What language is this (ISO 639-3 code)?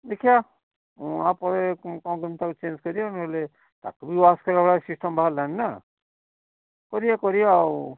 ori